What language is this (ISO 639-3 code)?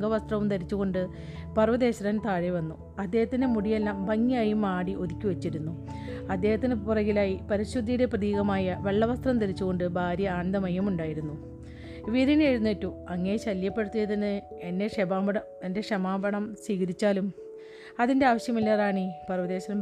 mal